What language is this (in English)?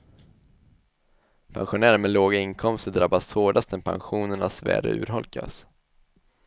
Swedish